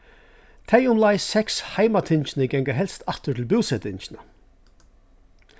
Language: Faroese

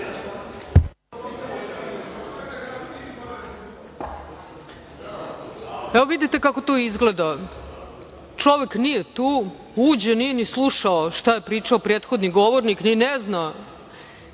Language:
Serbian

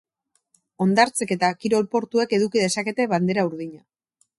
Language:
Basque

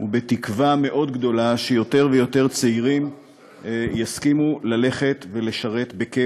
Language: Hebrew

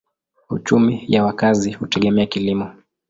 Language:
Swahili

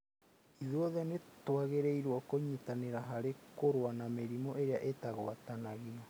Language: Kikuyu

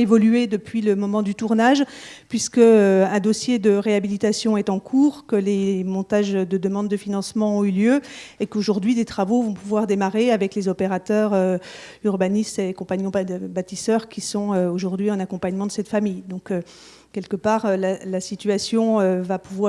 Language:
French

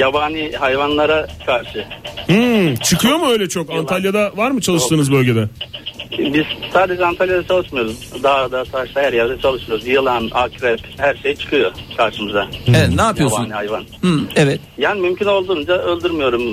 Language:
Turkish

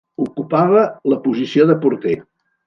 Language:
Catalan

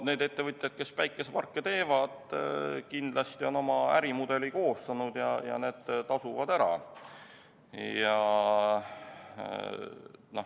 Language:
Estonian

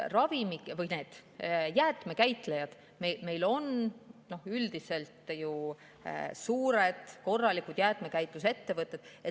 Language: Estonian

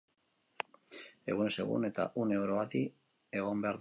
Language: Basque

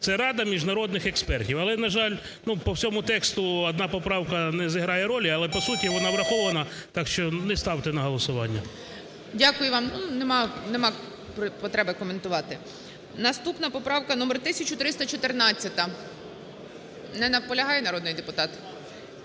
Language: Ukrainian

